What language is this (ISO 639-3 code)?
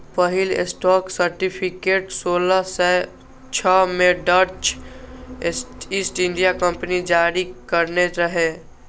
mai